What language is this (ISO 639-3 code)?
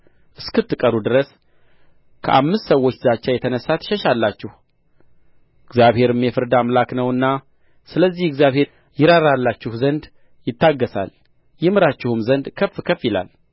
amh